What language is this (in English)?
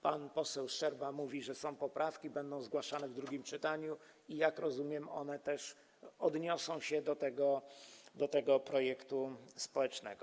Polish